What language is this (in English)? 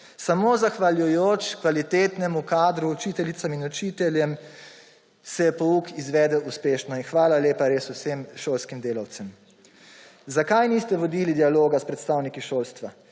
Slovenian